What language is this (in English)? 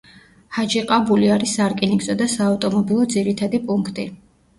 Georgian